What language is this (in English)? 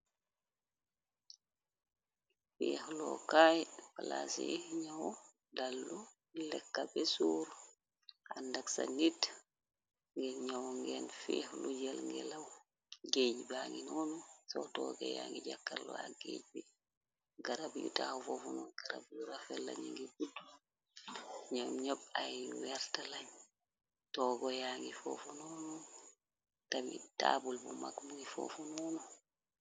Wolof